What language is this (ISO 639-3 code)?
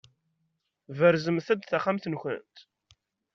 kab